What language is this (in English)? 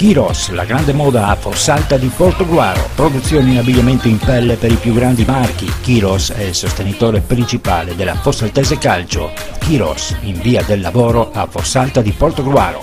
Italian